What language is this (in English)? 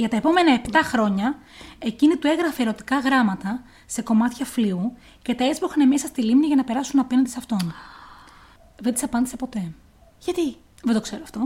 Greek